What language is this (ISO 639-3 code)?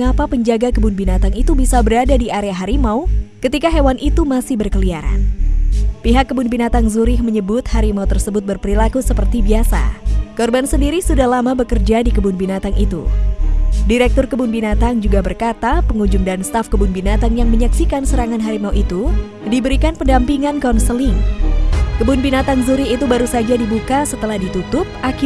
ind